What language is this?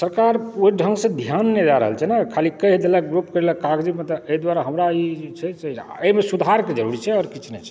Maithili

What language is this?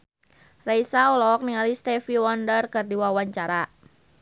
Sundanese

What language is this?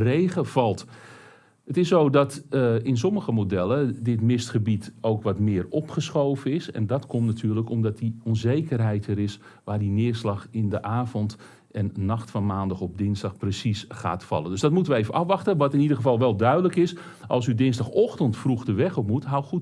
Dutch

